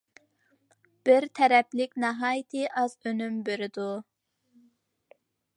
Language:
Uyghur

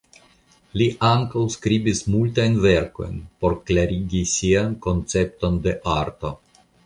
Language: Esperanto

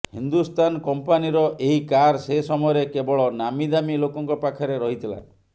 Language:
Odia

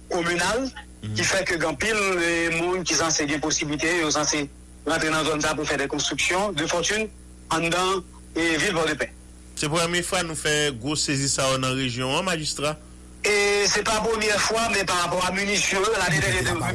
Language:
French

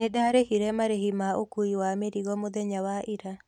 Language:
Kikuyu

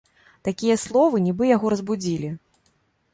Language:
Belarusian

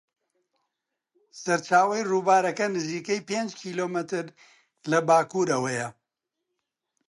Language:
Central Kurdish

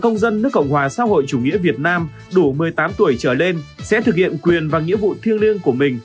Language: Vietnamese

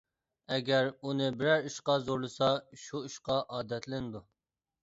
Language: Uyghur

